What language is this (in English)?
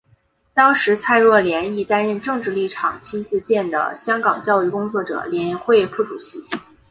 Chinese